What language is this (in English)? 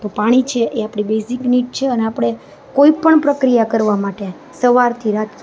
Gujarati